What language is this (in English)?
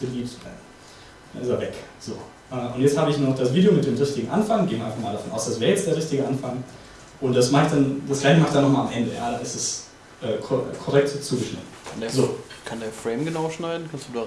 German